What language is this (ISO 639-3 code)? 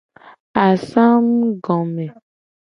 gej